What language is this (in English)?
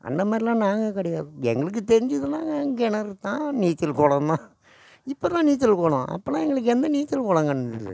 Tamil